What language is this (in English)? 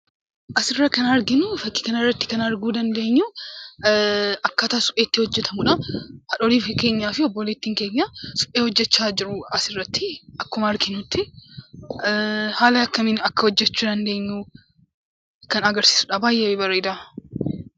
Oromo